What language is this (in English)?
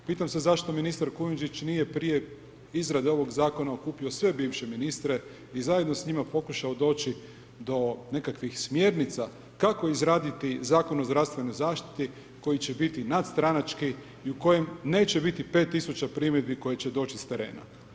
Croatian